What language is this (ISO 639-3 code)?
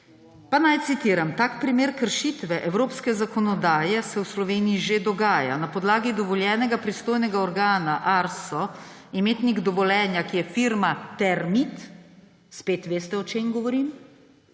slv